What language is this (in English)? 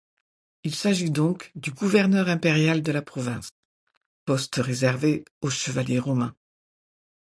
French